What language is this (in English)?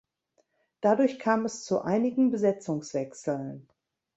German